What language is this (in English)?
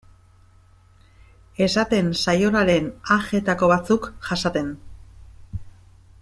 Basque